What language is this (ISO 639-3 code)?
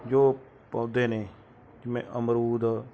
pan